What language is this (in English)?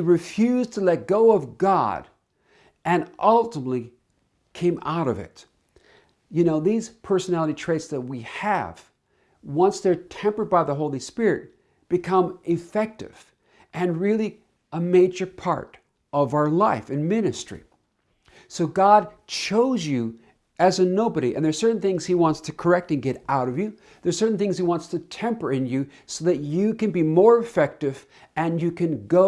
English